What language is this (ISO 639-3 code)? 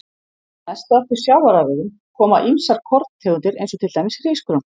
isl